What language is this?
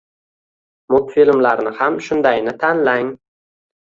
Uzbek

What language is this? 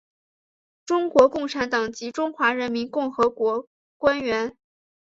Chinese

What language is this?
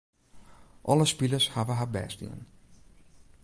Western Frisian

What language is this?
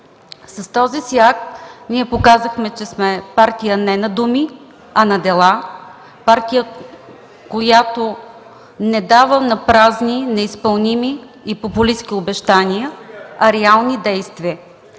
Bulgarian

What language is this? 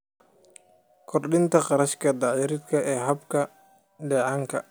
Somali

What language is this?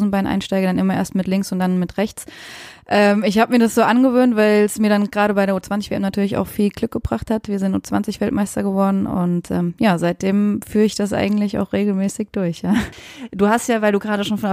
German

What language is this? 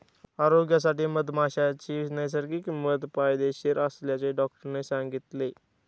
Marathi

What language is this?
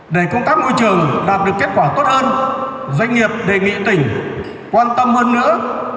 Vietnamese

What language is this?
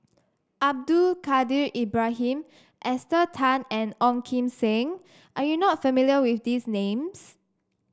English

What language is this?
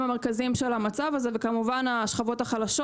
Hebrew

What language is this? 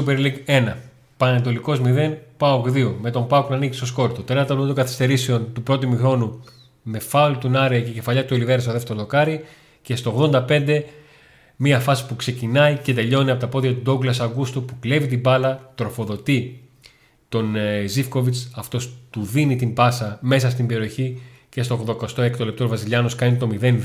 Greek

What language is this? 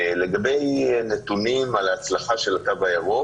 Hebrew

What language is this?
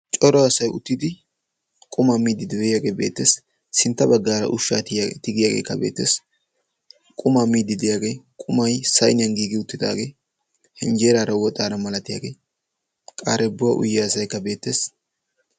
Wolaytta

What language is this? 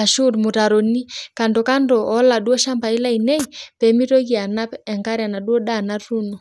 Masai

